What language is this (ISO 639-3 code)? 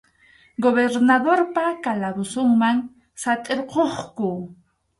qxu